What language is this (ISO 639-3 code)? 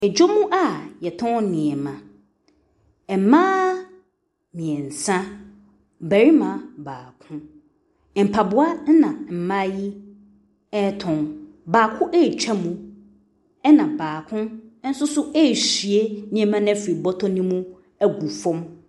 aka